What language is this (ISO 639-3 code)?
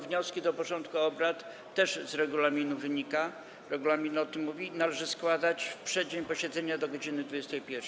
pol